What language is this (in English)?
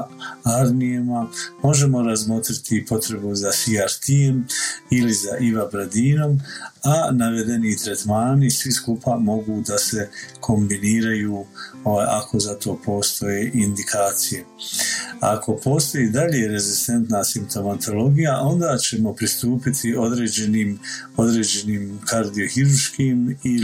Croatian